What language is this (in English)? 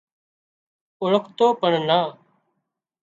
Wadiyara Koli